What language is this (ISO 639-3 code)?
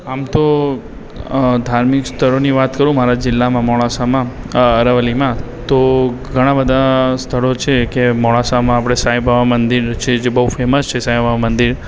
guj